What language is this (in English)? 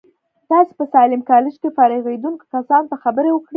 Pashto